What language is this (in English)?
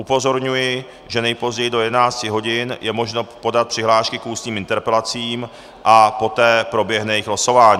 Czech